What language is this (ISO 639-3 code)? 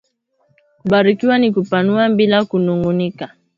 swa